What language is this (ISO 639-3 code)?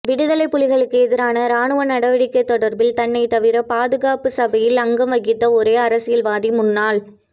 tam